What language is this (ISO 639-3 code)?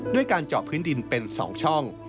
tha